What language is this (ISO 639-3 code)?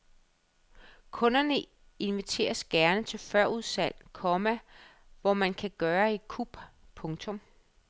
dan